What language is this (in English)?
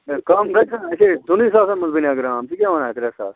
Kashmiri